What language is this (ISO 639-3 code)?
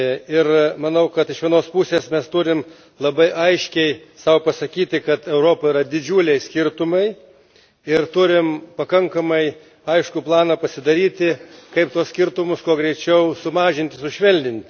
lit